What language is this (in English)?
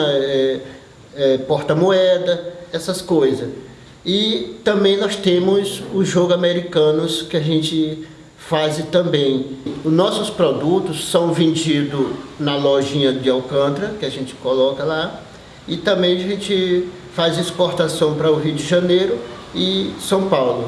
Portuguese